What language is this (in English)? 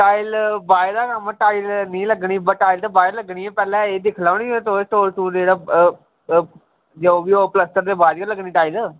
Dogri